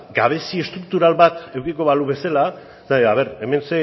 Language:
Basque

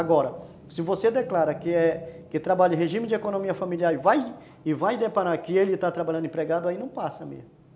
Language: Portuguese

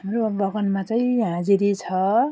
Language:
Nepali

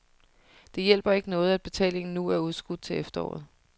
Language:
Danish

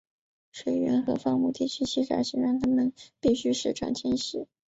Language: Chinese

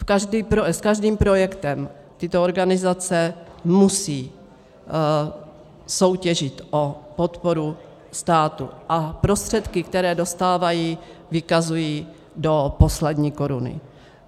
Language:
Czech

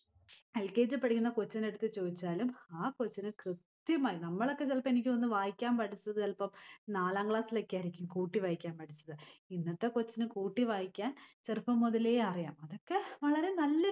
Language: Malayalam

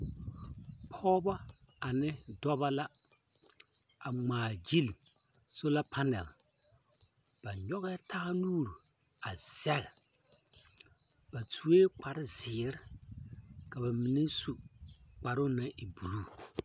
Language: Southern Dagaare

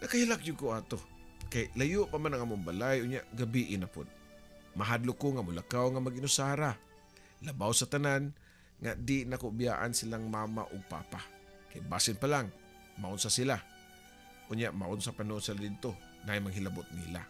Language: Filipino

